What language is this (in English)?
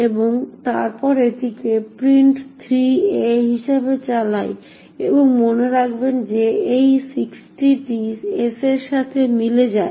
Bangla